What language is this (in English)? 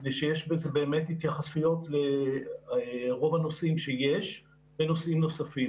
Hebrew